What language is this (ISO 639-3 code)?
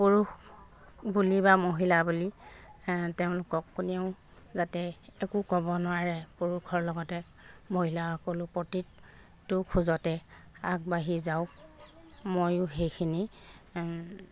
asm